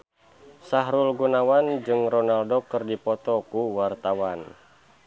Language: Sundanese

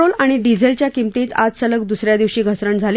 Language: Marathi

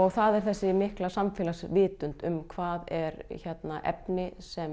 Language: Icelandic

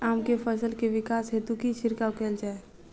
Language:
Maithili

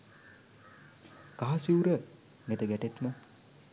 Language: Sinhala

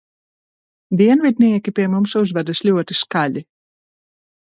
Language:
Latvian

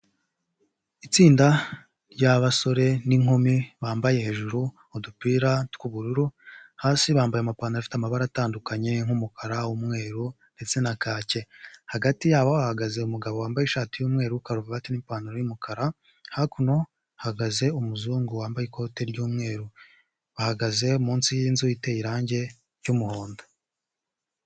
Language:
Kinyarwanda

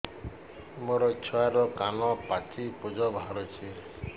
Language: Odia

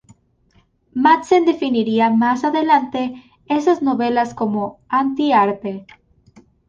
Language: Spanish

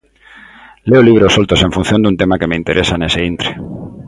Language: Galician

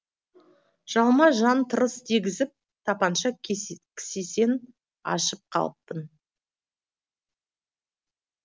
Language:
Kazakh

